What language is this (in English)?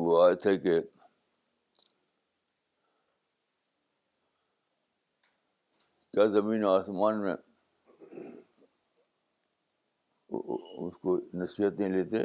Urdu